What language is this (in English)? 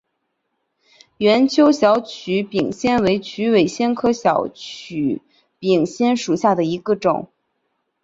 Chinese